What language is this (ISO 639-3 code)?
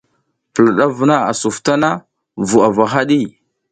giz